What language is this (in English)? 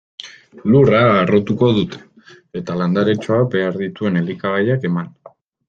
Basque